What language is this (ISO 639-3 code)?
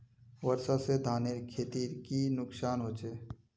mag